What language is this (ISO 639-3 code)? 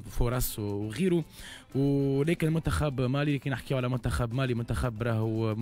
ara